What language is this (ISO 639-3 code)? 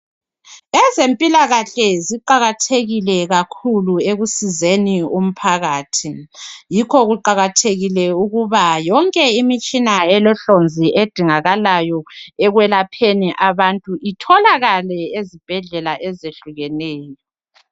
nde